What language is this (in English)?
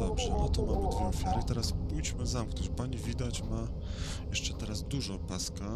Polish